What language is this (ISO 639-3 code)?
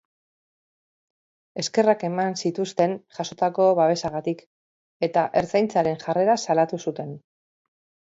eus